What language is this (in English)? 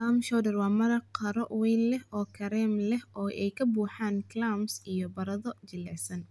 Somali